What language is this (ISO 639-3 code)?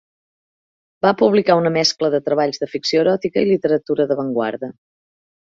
cat